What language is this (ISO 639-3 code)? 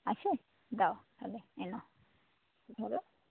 ben